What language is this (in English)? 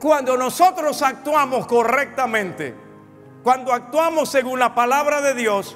Spanish